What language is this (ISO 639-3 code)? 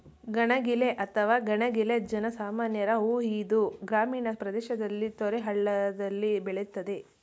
kan